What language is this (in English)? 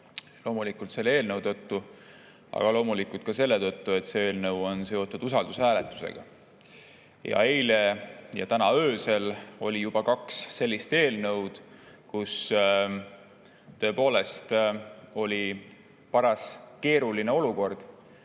Estonian